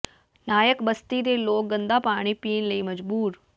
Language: Punjabi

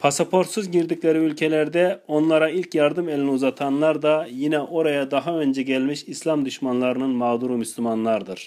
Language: Turkish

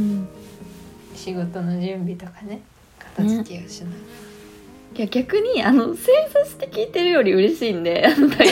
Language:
Japanese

